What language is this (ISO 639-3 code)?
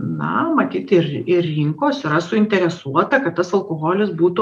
lit